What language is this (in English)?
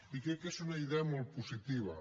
Catalan